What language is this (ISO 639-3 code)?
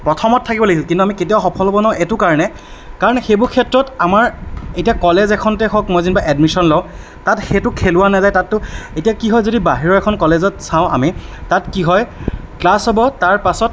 asm